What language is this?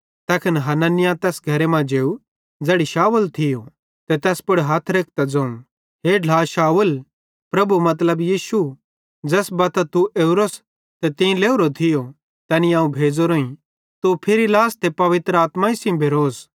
Bhadrawahi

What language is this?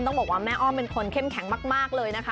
Thai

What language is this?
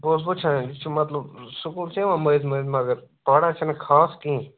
Kashmiri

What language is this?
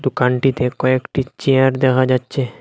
Bangla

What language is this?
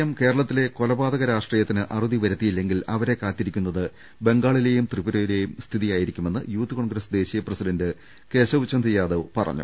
Malayalam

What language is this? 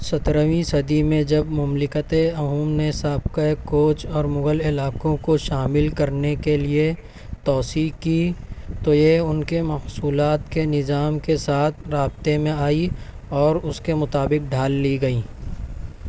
Urdu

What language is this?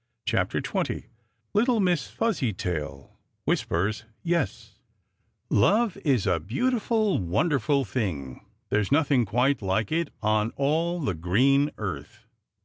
English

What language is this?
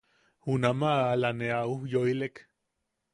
Yaqui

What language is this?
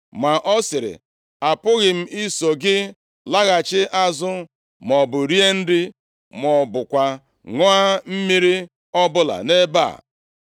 Igbo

